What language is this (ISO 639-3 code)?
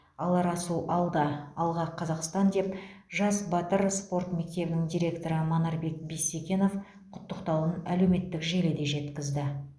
kaz